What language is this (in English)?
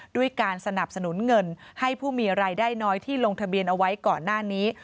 Thai